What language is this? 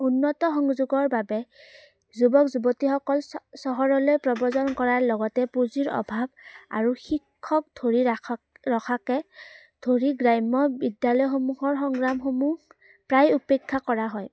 Assamese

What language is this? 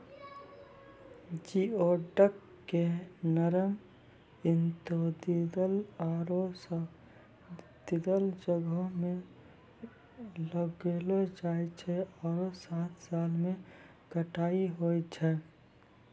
Maithili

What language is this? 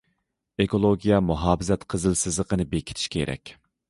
Uyghur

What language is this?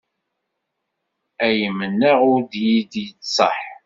Kabyle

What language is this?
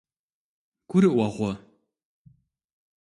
Kabardian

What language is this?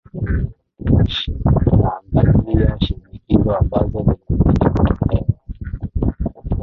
Swahili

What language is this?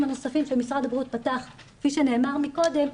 Hebrew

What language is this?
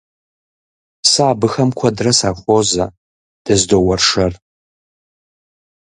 Kabardian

